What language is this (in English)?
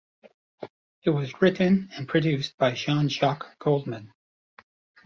English